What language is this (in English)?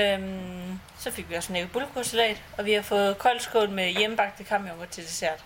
Danish